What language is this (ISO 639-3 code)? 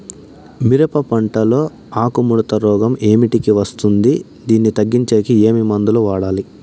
tel